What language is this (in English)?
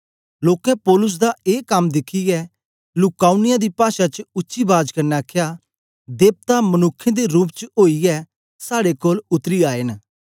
Dogri